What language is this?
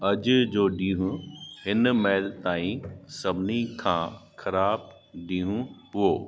Sindhi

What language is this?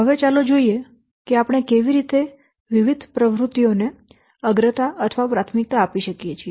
Gujarati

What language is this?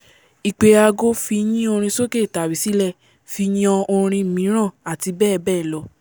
Yoruba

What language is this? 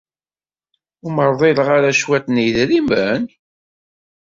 Kabyle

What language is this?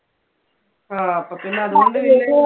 Malayalam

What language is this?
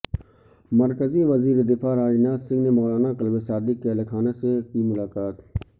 Urdu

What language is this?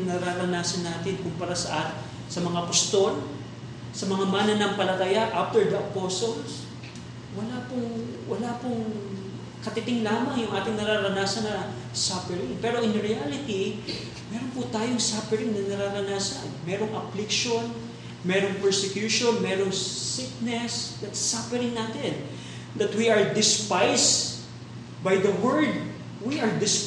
Filipino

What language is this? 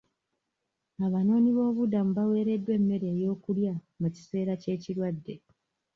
Ganda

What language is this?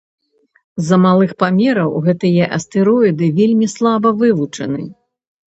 Belarusian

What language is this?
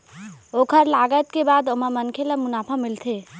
Chhattisgarhi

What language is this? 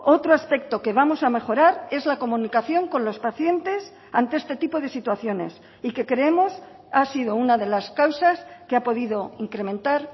Spanish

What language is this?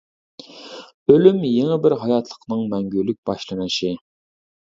Uyghur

